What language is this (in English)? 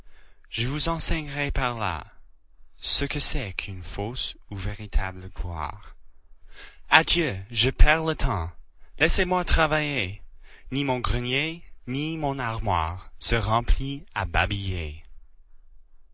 French